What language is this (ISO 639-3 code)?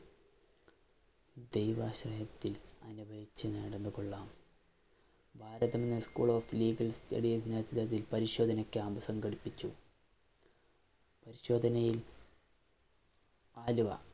mal